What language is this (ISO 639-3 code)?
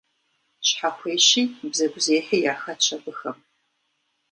kbd